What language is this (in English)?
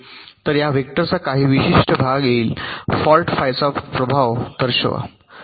Marathi